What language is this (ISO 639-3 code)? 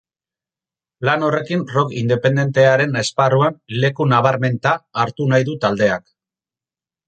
eus